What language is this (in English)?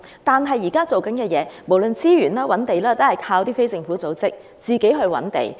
Cantonese